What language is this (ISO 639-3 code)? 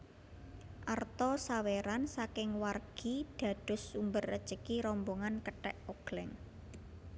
jav